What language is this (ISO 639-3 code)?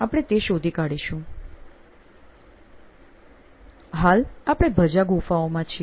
guj